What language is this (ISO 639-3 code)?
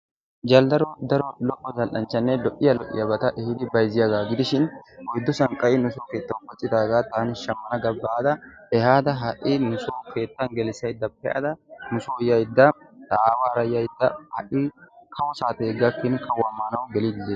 wal